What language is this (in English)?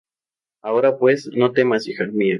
Spanish